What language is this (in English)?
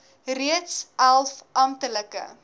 Afrikaans